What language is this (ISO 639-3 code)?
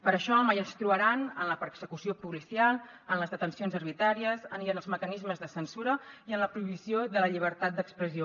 cat